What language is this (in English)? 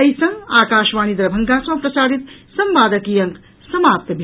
Maithili